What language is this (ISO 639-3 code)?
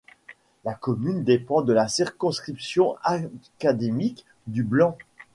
fra